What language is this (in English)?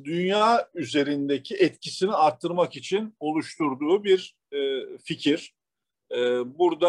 Turkish